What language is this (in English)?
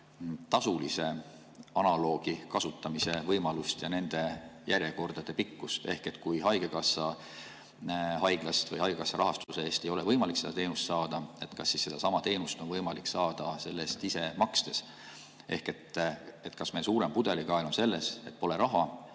Estonian